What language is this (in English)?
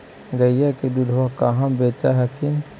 Magahi